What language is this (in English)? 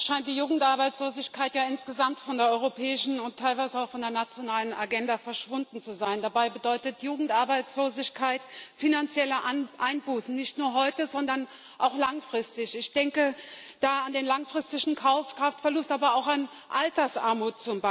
German